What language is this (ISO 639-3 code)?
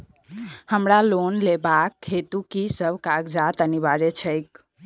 mai